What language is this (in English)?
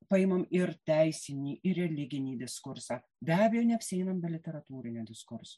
Lithuanian